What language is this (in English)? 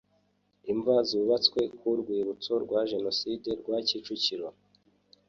Kinyarwanda